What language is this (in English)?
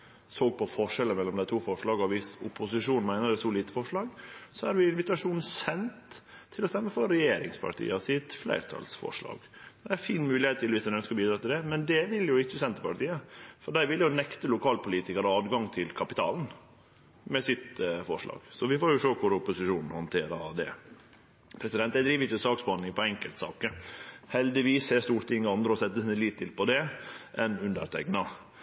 Norwegian Nynorsk